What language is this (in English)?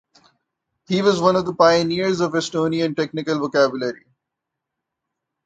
English